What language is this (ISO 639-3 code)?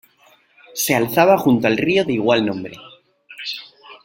spa